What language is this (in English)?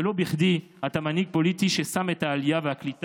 Hebrew